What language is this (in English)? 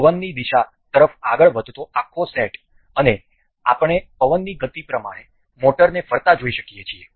Gujarati